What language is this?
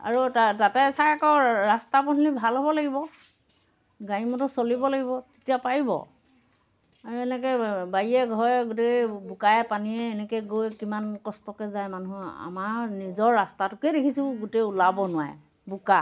Assamese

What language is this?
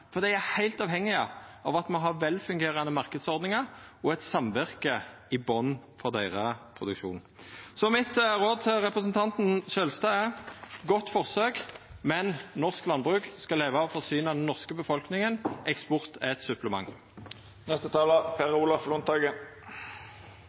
Norwegian Nynorsk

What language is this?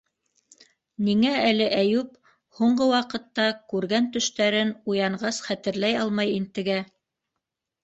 Bashkir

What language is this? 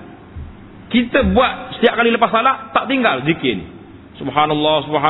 Malay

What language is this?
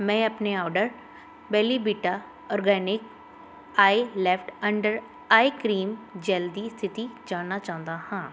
Punjabi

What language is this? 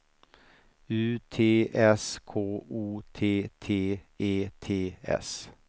Swedish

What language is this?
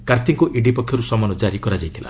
Odia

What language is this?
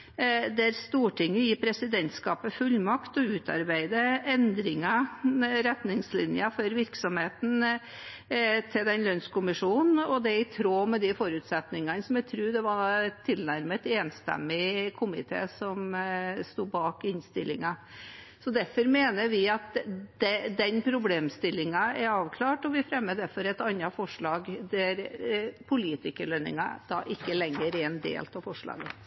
Norwegian Bokmål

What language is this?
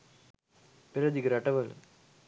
Sinhala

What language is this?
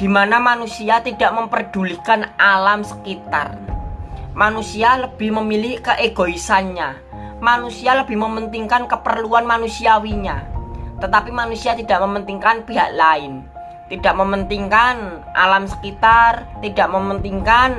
Indonesian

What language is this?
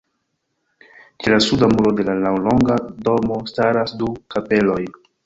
Esperanto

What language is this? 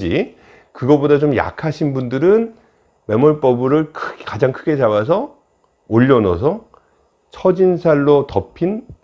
Korean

